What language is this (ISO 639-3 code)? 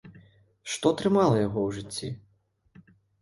bel